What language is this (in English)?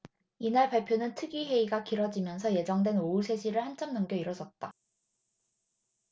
Korean